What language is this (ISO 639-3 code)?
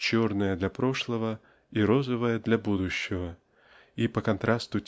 rus